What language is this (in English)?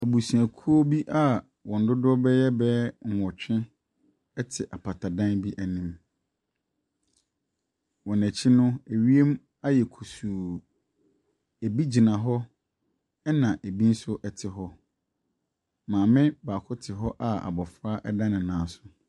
Akan